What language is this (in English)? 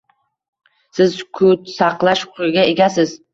Uzbek